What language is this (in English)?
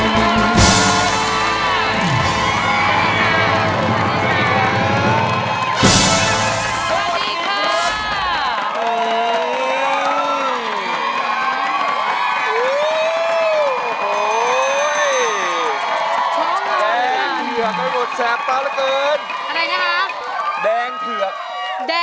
Thai